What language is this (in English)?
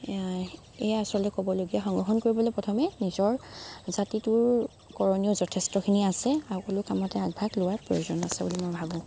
Assamese